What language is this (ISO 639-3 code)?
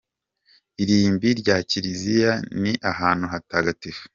kin